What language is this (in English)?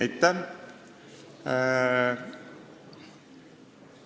Estonian